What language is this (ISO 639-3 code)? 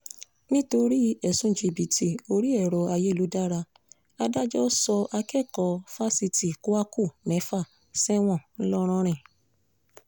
yor